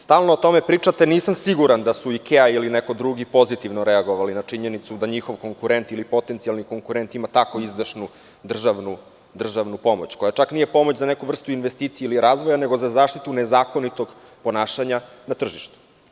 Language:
Serbian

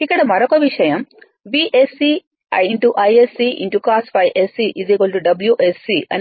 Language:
Telugu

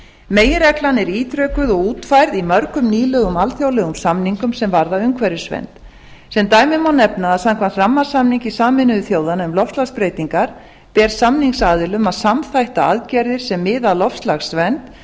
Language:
Icelandic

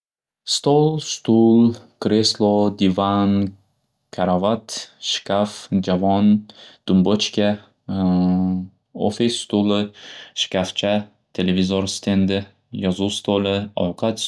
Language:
Uzbek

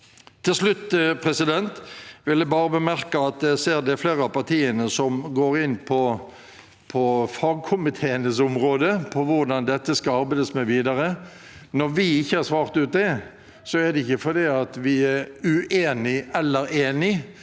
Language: Norwegian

